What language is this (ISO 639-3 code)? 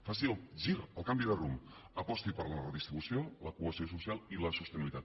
cat